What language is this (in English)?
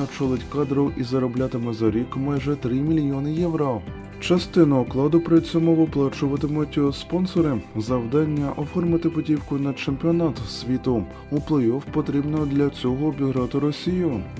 Ukrainian